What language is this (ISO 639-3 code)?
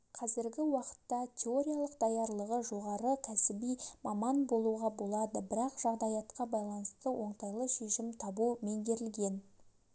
kaz